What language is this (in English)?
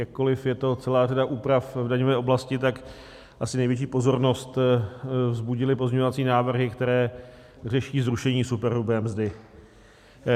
Czech